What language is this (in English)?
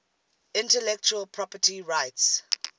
English